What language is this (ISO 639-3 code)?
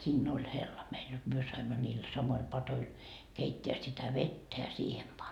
fin